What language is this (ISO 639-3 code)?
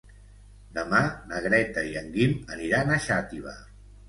cat